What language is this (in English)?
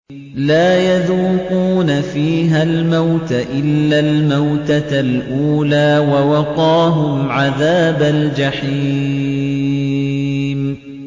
Arabic